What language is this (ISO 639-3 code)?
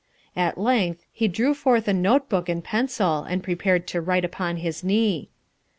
eng